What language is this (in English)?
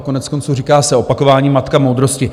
Czech